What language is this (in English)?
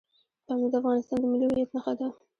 Pashto